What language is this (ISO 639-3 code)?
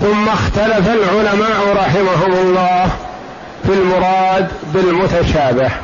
ara